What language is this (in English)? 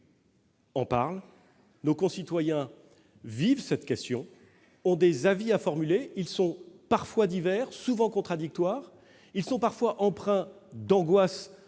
French